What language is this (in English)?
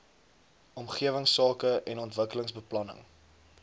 Afrikaans